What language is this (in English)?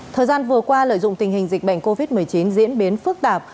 Vietnamese